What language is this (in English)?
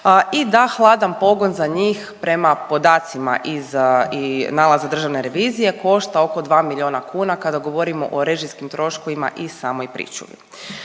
Croatian